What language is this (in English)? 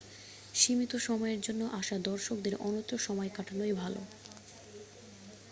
Bangla